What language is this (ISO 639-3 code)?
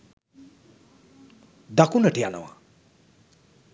sin